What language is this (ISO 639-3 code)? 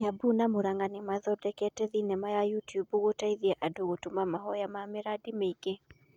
kik